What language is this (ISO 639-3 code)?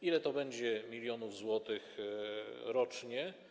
pol